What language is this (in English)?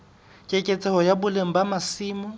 Southern Sotho